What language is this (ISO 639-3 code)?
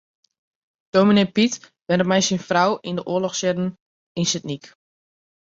fry